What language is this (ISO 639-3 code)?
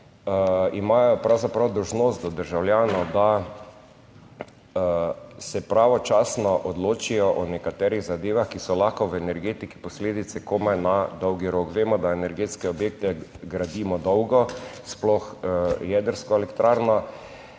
slv